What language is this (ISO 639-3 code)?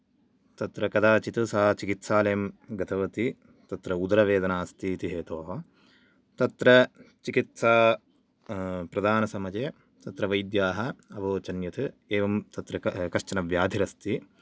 san